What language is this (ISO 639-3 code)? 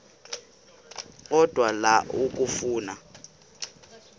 xho